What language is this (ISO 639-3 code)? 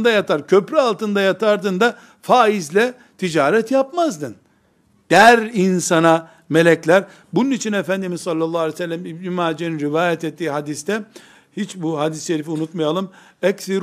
tur